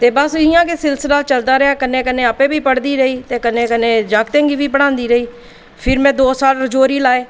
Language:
Dogri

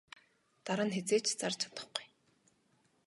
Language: Mongolian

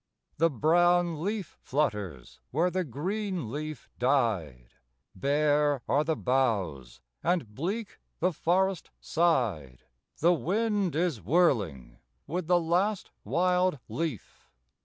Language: English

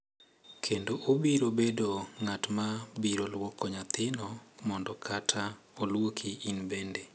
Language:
Luo (Kenya and Tanzania)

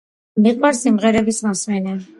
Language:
Georgian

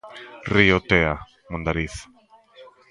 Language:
Galician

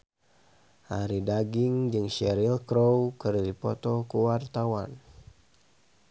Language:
Sundanese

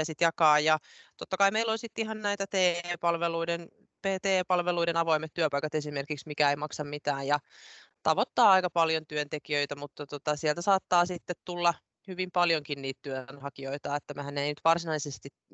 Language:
Finnish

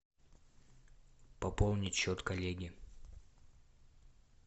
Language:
Russian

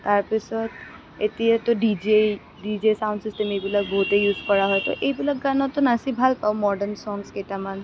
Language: Assamese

